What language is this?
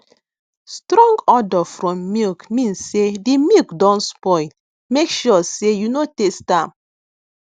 Nigerian Pidgin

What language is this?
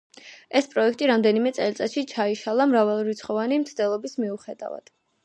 Georgian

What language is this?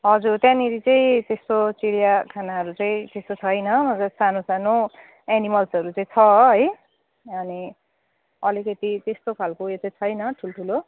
Nepali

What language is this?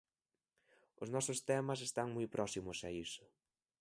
Galician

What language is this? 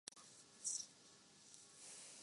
Urdu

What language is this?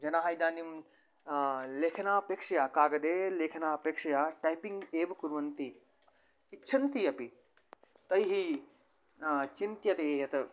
Sanskrit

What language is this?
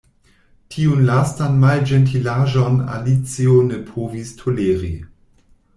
Esperanto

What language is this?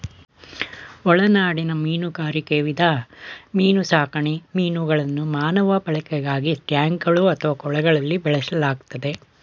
Kannada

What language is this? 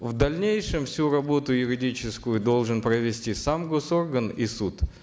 Kazakh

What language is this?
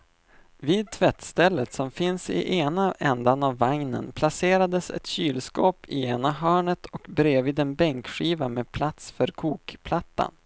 Swedish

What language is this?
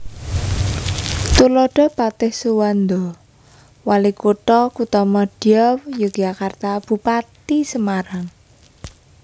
Javanese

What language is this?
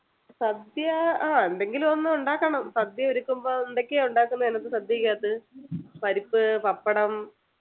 Malayalam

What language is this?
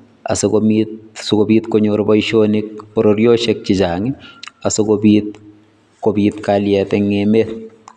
Kalenjin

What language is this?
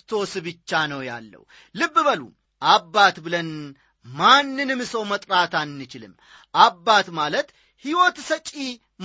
Amharic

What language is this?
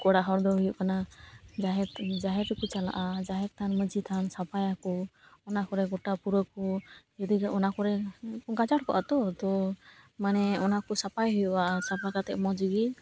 Santali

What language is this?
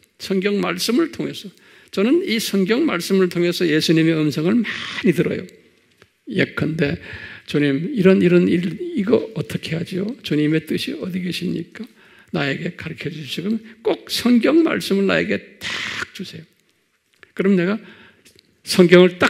Korean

